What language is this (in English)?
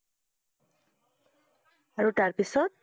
Assamese